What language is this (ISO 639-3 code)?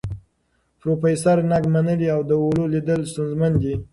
pus